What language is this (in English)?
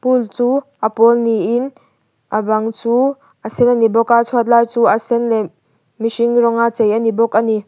Mizo